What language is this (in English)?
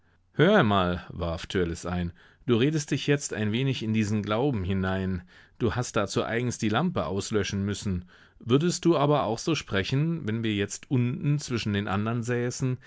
German